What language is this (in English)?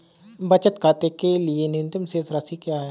Hindi